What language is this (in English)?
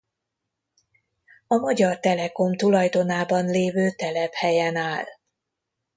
Hungarian